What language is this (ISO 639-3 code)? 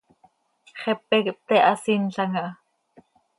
sei